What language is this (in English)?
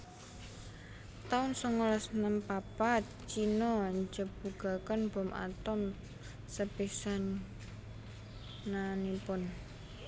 Javanese